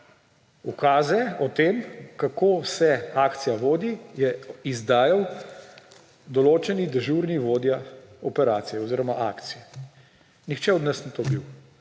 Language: Slovenian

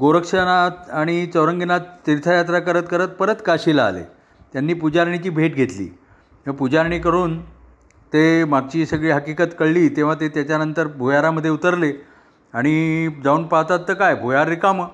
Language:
Marathi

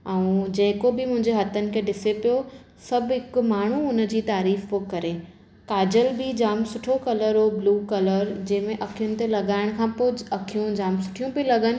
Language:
Sindhi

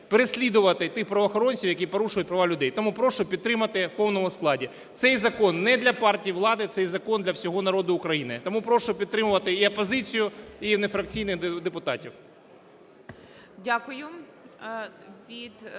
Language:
Ukrainian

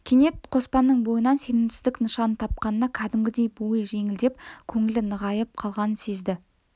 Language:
Kazakh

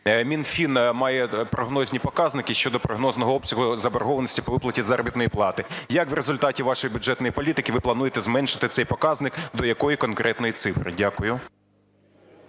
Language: Ukrainian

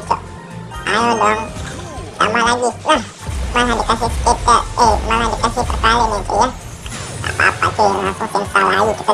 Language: Indonesian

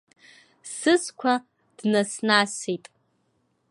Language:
Abkhazian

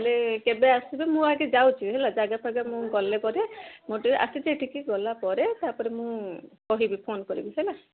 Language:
Odia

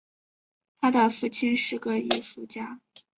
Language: Chinese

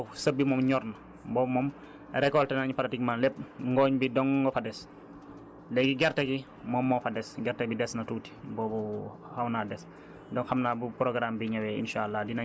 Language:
Wolof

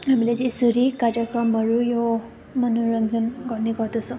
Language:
Nepali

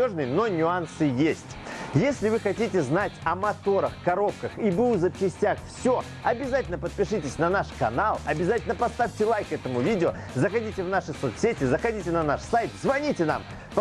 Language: Russian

